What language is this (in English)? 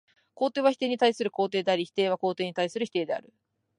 Japanese